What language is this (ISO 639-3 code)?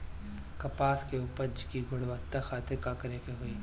bho